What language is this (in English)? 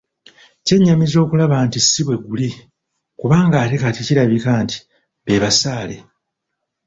Ganda